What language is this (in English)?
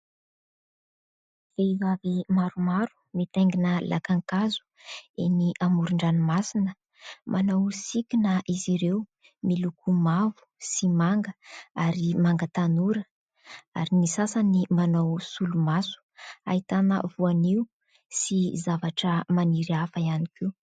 Malagasy